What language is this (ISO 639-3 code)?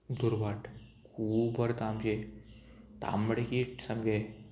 kok